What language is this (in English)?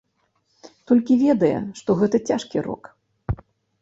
Belarusian